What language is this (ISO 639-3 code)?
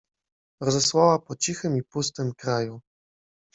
pol